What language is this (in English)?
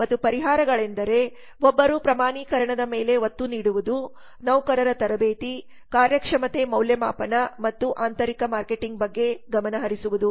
Kannada